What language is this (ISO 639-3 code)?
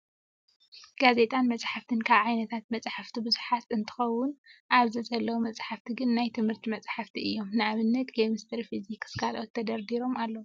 tir